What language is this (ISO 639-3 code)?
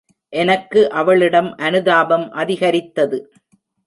tam